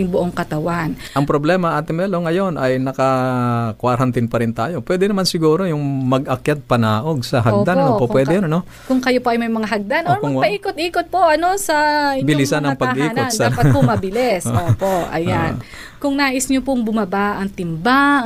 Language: Filipino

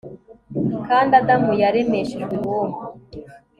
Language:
Kinyarwanda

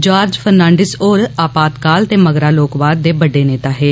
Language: Dogri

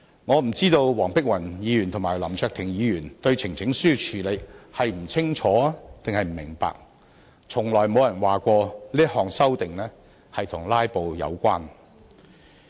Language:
Cantonese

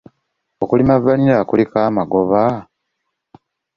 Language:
Ganda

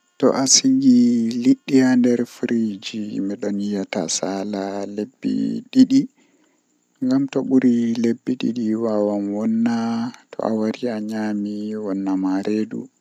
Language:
Western Niger Fulfulde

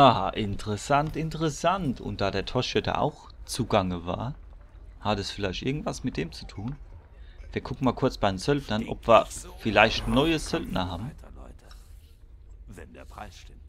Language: German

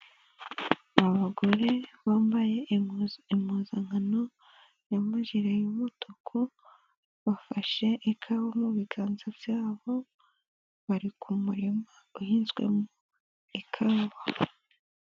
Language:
Kinyarwanda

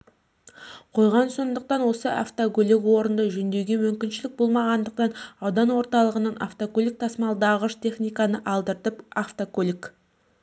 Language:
Kazakh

